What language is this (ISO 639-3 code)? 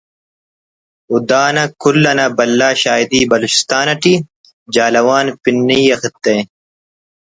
brh